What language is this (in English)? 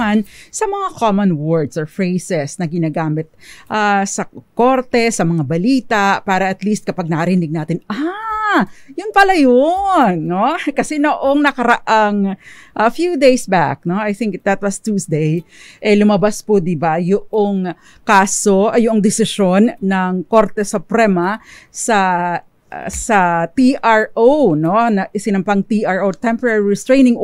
Filipino